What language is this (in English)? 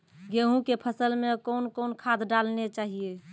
Maithili